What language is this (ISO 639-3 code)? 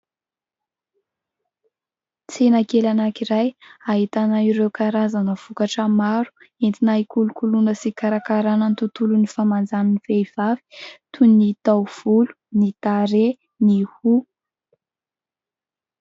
mlg